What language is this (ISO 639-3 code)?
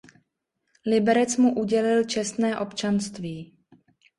ces